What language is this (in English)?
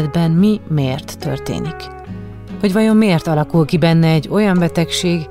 Hungarian